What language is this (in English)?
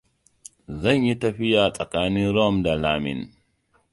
Hausa